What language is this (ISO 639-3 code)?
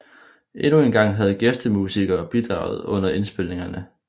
dan